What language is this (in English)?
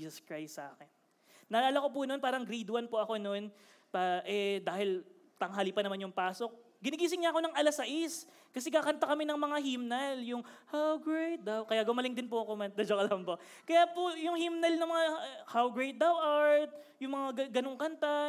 Filipino